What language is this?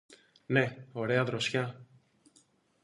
Greek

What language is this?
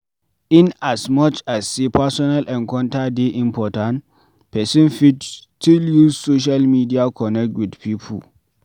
Nigerian Pidgin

